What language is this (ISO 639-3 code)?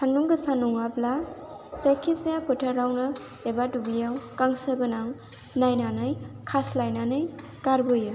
brx